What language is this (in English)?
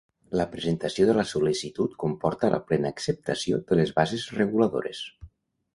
Catalan